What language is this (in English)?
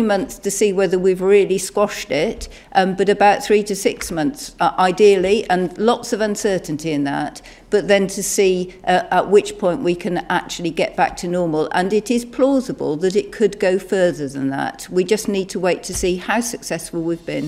Italian